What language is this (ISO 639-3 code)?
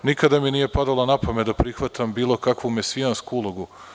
srp